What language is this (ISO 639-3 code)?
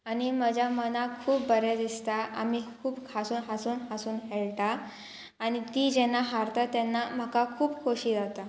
kok